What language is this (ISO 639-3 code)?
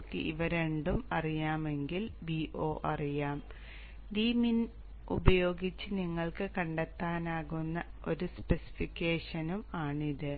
mal